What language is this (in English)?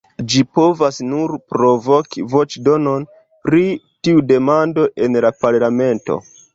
Esperanto